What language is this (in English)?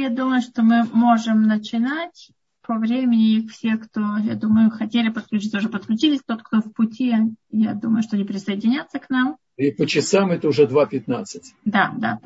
Russian